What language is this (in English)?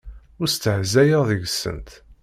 Kabyle